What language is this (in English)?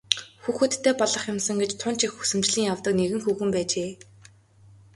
Mongolian